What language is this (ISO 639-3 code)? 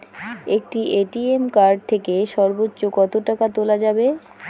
ben